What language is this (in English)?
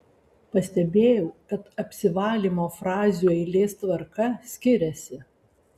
Lithuanian